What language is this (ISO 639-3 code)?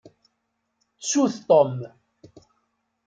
kab